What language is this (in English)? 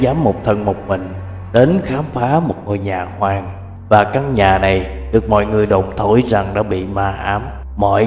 Vietnamese